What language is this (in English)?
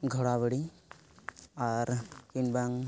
Santali